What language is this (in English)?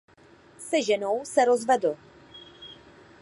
Czech